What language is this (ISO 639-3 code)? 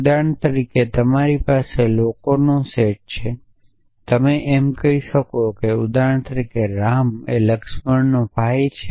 guj